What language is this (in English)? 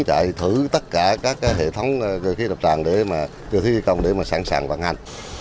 Vietnamese